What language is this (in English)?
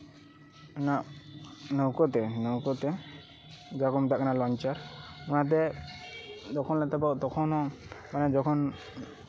Santali